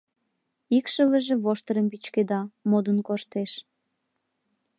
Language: Mari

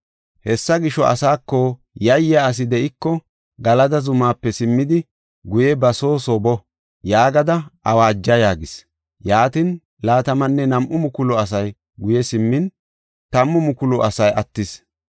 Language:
Gofa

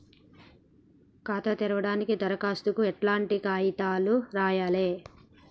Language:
Telugu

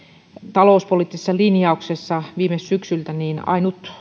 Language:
Finnish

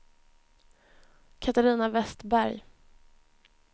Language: Swedish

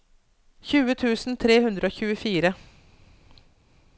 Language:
Norwegian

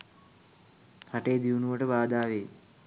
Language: Sinhala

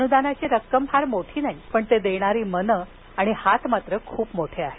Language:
Marathi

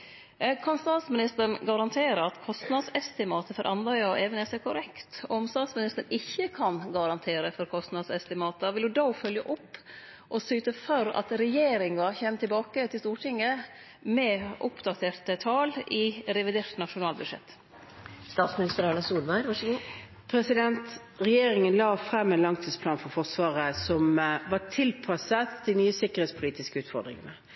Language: Norwegian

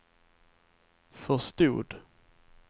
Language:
Swedish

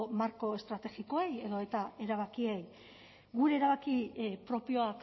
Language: Basque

